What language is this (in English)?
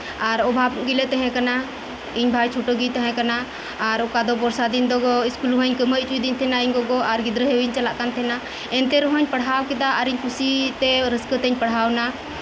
Santali